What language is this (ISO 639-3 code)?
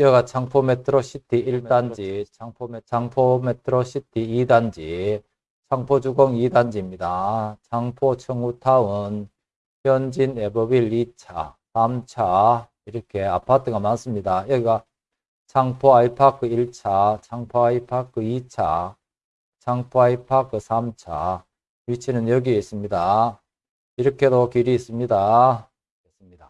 kor